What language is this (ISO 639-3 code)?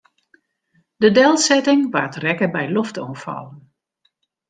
fry